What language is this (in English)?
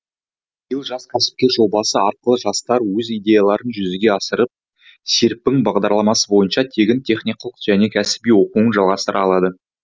Kazakh